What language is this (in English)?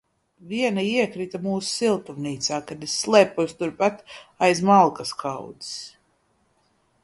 Latvian